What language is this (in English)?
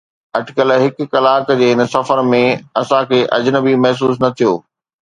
Sindhi